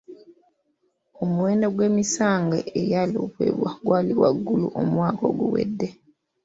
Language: Ganda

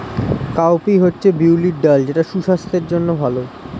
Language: Bangla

